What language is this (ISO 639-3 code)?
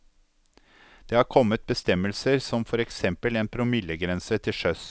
nor